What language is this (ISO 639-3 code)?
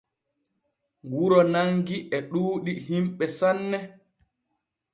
fue